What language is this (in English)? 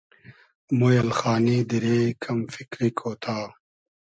Hazaragi